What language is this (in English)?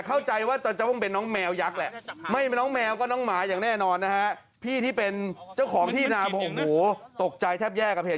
Thai